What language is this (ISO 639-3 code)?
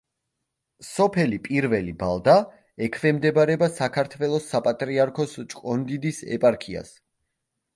kat